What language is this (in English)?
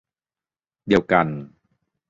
Thai